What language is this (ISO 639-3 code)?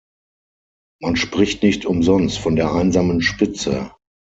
deu